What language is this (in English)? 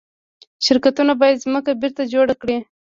Pashto